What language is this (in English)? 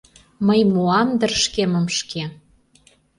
Mari